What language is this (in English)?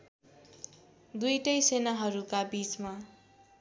Nepali